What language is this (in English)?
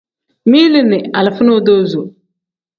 Tem